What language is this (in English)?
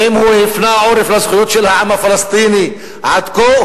Hebrew